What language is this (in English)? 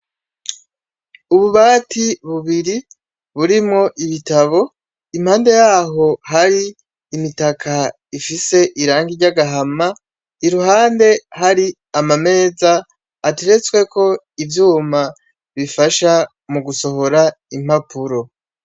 Rundi